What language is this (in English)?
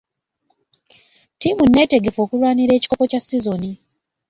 Ganda